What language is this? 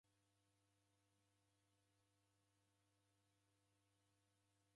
Taita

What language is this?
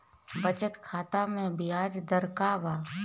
Bhojpuri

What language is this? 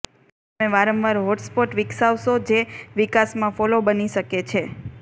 Gujarati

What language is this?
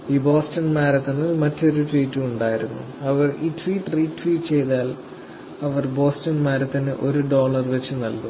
Malayalam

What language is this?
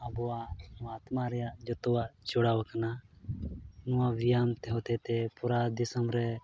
Santali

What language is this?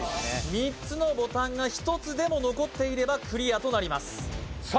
Japanese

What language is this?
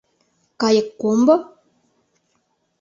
Mari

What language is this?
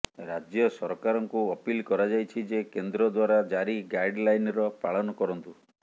Odia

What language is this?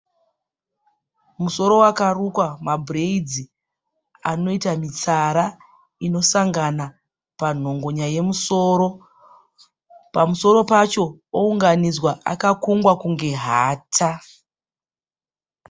Shona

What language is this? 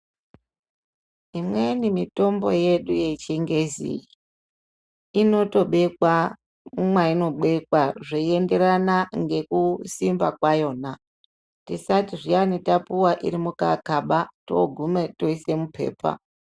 Ndau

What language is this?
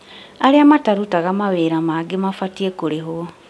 Kikuyu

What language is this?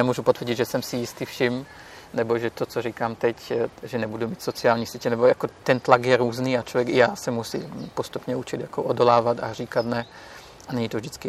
Czech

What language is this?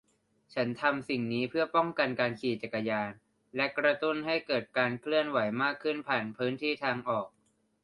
Thai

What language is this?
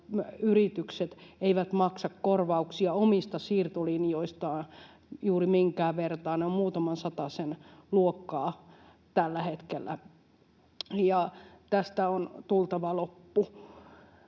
Finnish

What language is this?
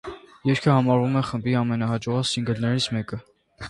Armenian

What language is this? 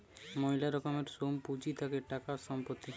Bangla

